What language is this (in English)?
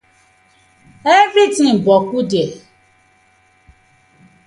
Nigerian Pidgin